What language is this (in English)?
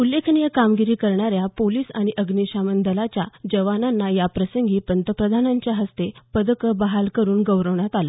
Marathi